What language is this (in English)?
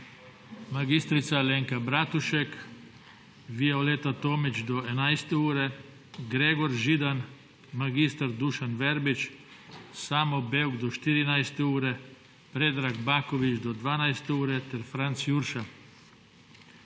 Slovenian